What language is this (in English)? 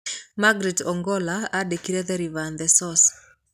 Kikuyu